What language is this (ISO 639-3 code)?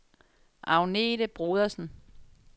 dan